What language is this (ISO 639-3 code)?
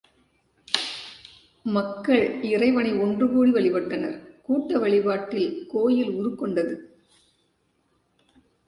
tam